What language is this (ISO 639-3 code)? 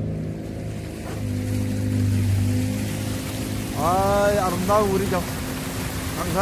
kor